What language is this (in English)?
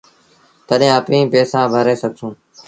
Sindhi Bhil